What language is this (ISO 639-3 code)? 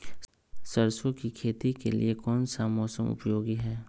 mag